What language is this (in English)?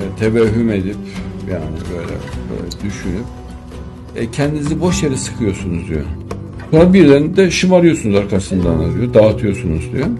Turkish